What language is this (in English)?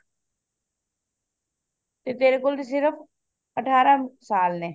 Punjabi